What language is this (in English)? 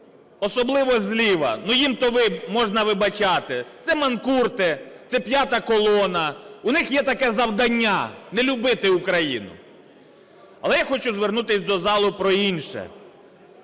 Ukrainian